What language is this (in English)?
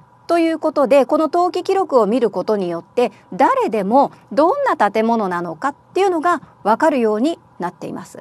Japanese